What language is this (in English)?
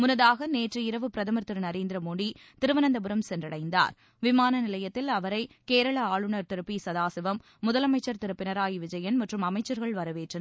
Tamil